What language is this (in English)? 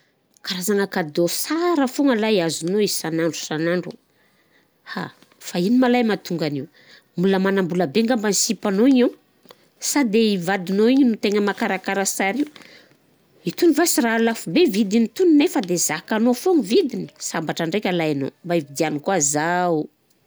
Southern Betsimisaraka Malagasy